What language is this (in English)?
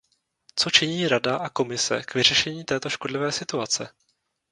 Czech